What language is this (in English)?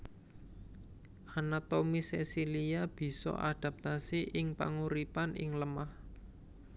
Javanese